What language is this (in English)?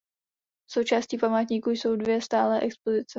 Czech